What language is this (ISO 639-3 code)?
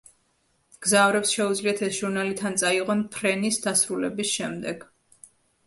kat